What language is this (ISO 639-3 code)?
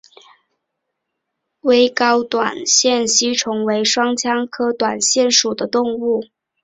zho